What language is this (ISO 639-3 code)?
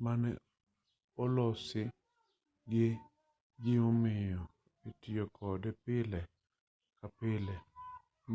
luo